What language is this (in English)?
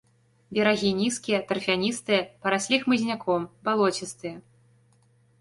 Belarusian